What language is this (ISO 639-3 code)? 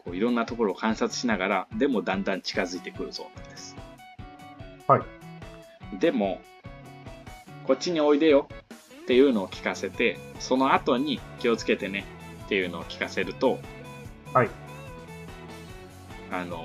jpn